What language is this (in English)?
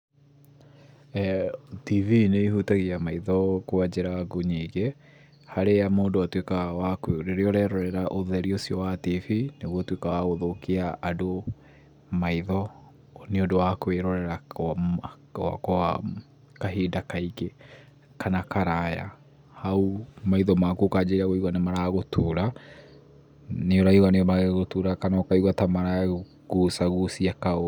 Kikuyu